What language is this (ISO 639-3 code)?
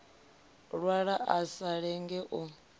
ven